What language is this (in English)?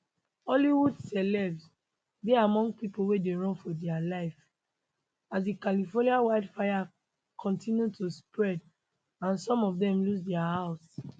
Nigerian Pidgin